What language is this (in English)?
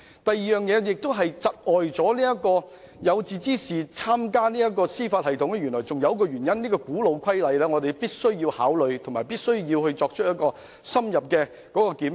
Cantonese